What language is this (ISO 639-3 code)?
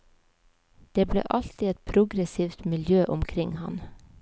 nor